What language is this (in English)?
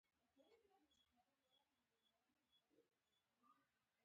Pashto